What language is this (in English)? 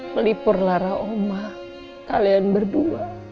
Indonesian